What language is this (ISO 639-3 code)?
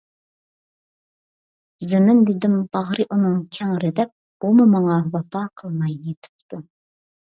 uig